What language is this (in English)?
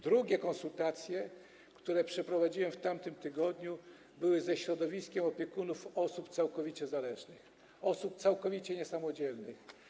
Polish